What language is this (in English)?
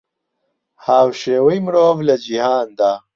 Central Kurdish